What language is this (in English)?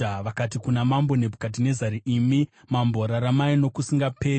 Shona